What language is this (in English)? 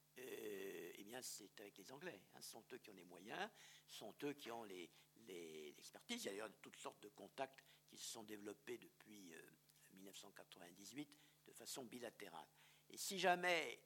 French